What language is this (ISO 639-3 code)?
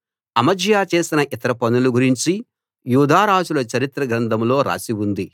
tel